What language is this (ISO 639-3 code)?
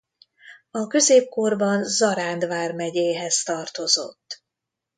hun